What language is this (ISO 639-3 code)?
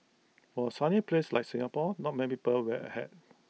eng